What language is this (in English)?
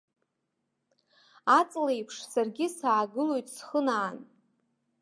Abkhazian